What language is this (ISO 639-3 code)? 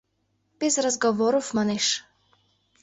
chm